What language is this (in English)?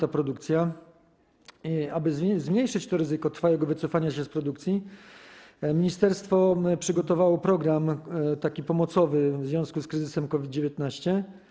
Polish